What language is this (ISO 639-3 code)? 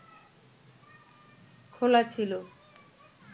ben